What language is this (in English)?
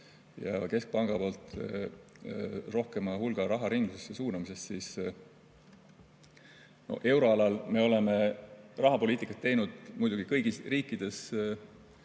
Estonian